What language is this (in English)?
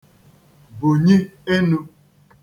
Igbo